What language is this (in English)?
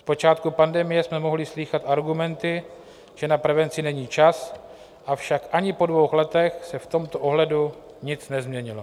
Czech